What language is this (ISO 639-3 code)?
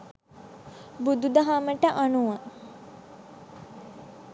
sin